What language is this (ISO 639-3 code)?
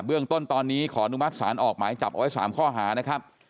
tha